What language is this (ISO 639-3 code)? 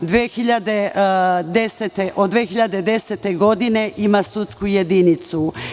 srp